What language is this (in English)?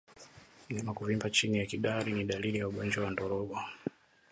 Swahili